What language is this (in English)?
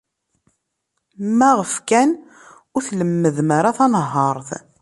Kabyle